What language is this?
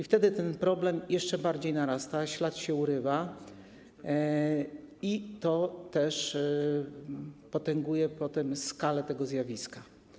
Polish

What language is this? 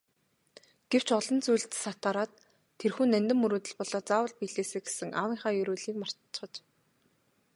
Mongolian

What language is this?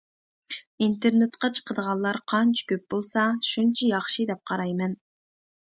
Uyghur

